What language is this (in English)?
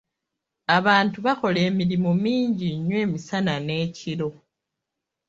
Ganda